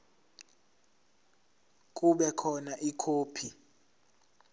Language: Zulu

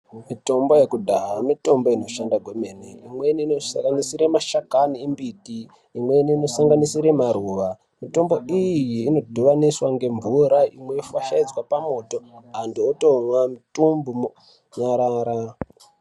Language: Ndau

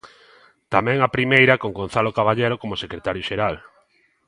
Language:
Galician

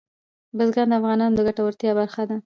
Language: Pashto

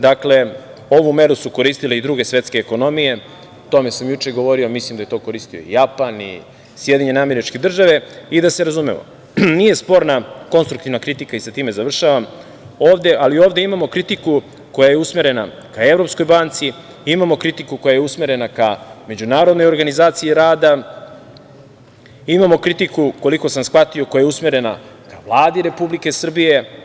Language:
Serbian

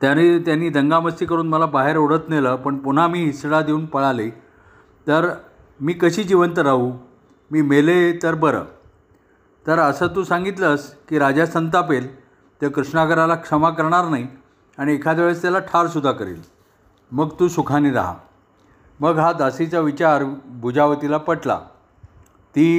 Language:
Marathi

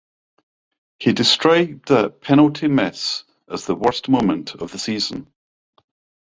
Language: English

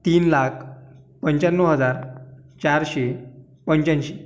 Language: Marathi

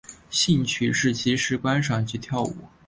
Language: Chinese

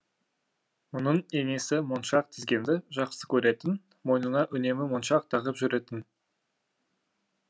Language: Kazakh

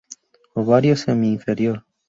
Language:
Spanish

